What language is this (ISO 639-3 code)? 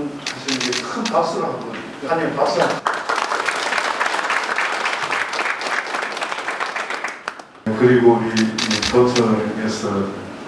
kor